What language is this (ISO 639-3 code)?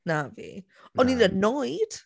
cym